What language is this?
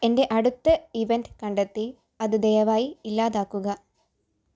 Malayalam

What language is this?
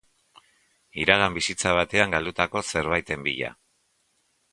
Basque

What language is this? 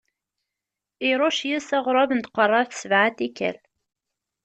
Kabyle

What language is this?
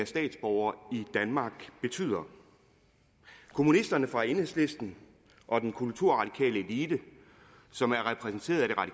Danish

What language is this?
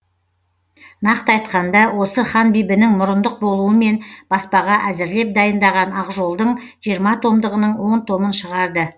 Kazakh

